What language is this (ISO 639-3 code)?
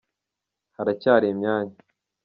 kin